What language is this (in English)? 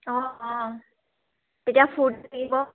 Assamese